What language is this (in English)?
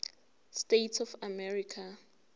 Zulu